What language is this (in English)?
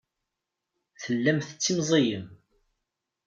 Kabyle